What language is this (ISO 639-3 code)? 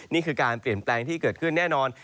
tha